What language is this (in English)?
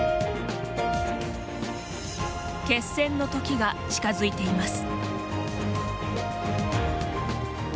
Japanese